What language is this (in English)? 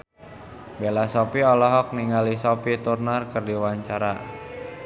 Sundanese